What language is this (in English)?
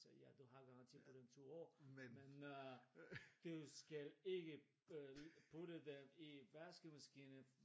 Danish